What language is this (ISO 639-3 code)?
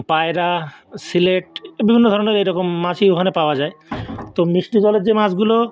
ben